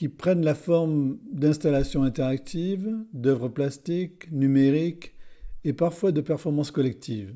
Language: French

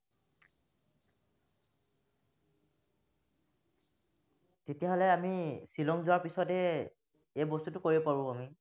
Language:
Assamese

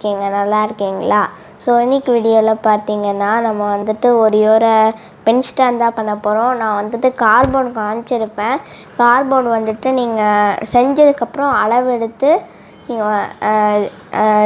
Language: Romanian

